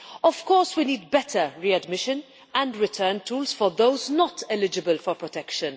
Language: English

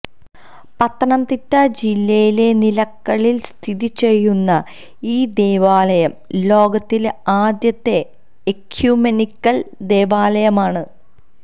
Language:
Malayalam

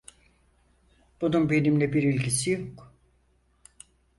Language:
Turkish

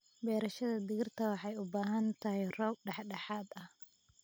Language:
Somali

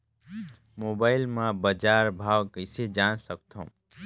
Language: Chhattisgarhi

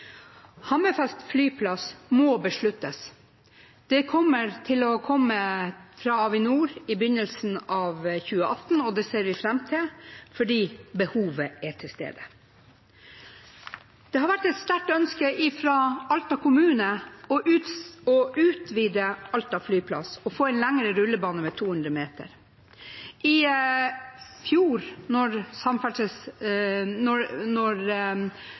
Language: Norwegian Bokmål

